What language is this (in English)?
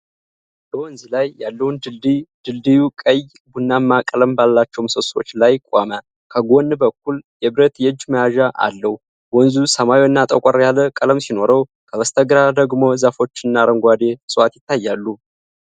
Amharic